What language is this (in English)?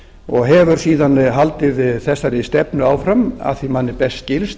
Icelandic